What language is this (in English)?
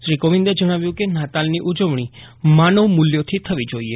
Gujarati